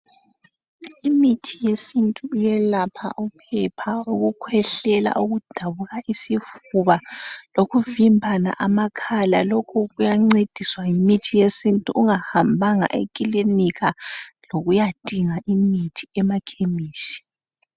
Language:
North Ndebele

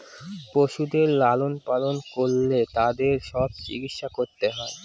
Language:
Bangla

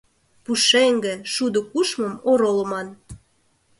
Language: Mari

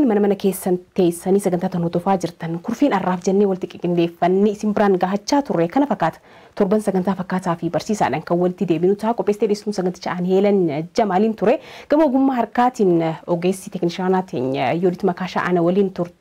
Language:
Arabic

